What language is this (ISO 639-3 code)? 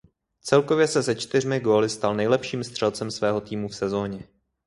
ces